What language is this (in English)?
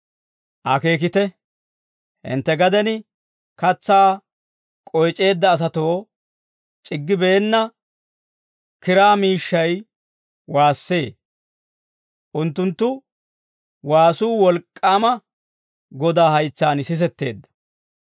Dawro